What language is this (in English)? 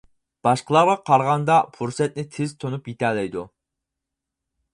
Uyghur